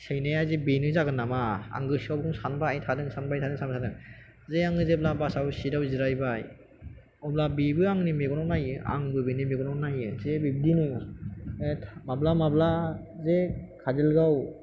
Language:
Bodo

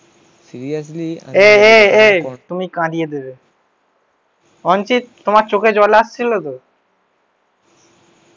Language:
Bangla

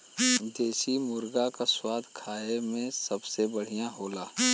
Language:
Bhojpuri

